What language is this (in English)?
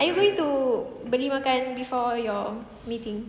English